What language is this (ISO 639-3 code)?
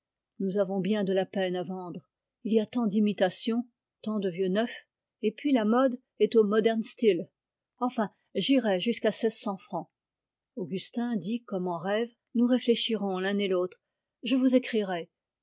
fra